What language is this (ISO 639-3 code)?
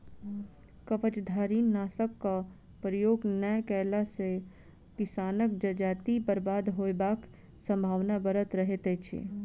mai